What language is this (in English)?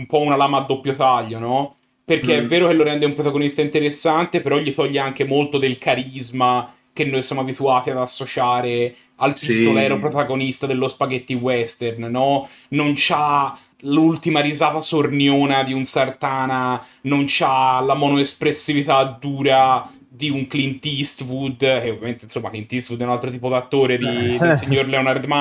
Italian